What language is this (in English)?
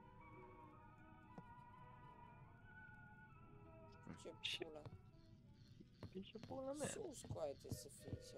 Romanian